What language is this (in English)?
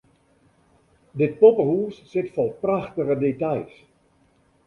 Western Frisian